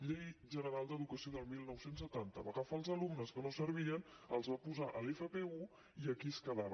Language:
Catalan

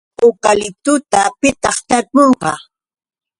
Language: Yauyos Quechua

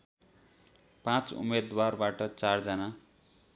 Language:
Nepali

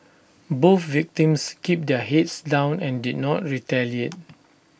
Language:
English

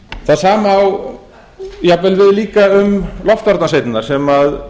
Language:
Icelandic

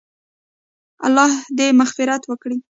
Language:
Pashto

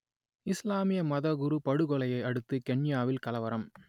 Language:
Tamil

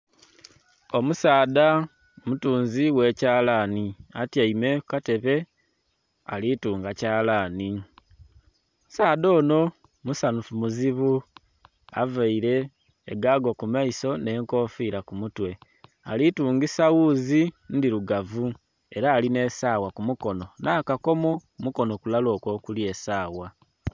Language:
Soga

